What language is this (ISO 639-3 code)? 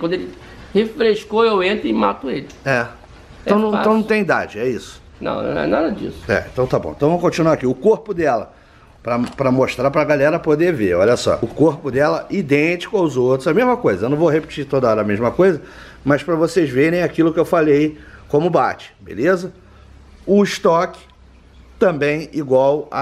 por